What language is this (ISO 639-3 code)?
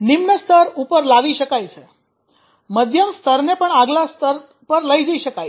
guj